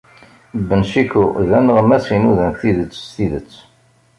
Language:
Kabyle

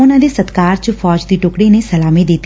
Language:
Punjabi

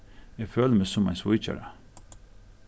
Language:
Faroese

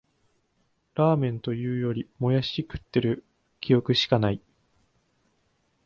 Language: Japanese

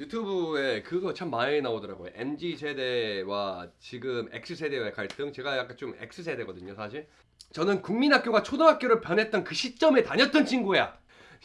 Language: Korean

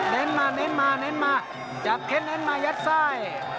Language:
Thai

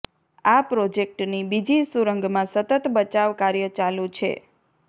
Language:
Gujarati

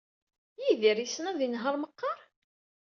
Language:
Kabyle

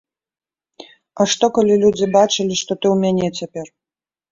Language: Belarusian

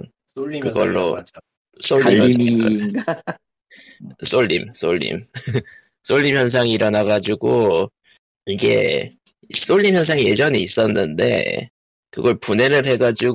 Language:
Korean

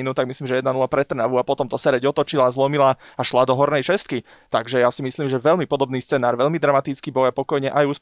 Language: Slovak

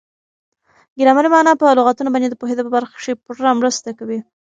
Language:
Pashto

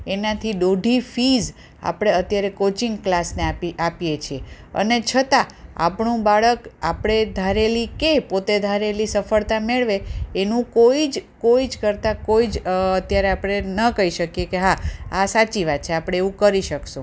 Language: Gujarati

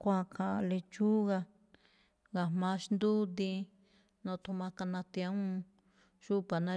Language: Malinaltepec Me'phaa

